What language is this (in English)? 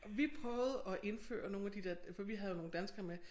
Danish